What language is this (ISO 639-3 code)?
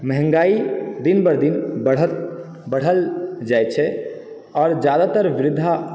mai